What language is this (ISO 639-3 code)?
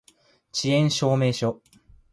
jpn